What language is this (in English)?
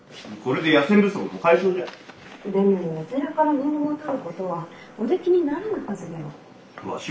Japanese